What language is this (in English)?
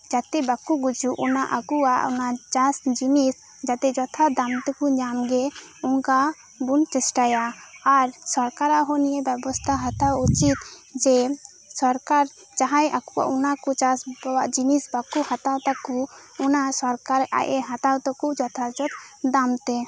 Santali